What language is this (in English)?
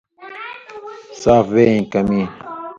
Indus Kohistani